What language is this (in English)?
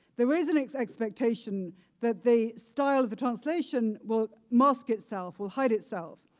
English